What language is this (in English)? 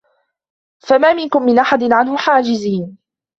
Arabic